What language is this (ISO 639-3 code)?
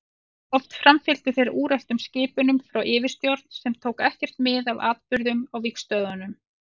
isl